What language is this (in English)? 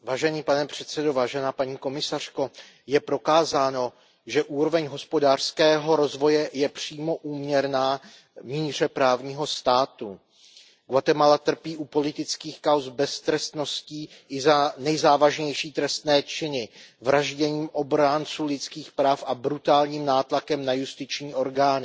Czech